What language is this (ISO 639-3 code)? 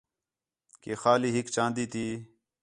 xhe